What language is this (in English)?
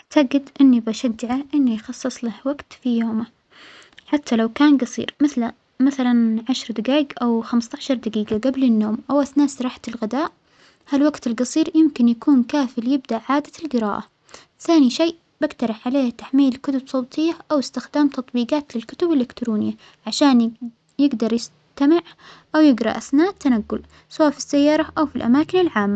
Omani Arabic